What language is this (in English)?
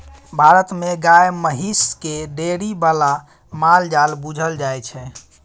Maithili